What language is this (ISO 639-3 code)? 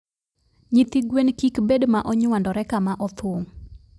luo